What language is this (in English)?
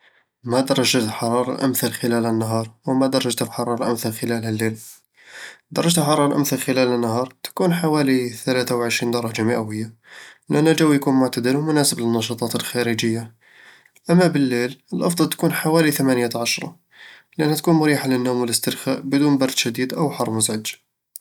Eastern Egyptian Bedawi Arabic